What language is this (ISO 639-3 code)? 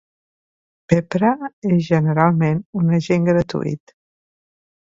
cat